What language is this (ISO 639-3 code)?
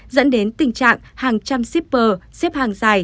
vie